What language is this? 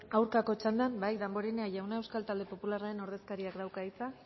Basque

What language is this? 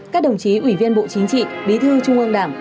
Vietnamese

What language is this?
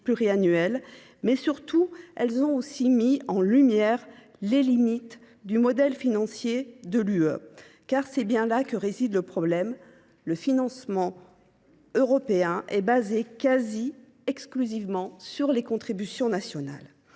French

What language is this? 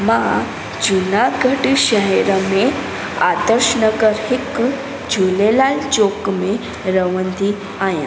Sindhi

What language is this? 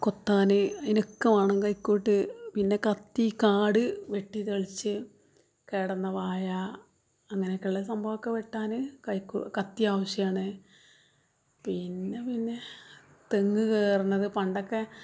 Malayalam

